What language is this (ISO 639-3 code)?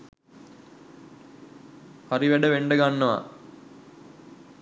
sin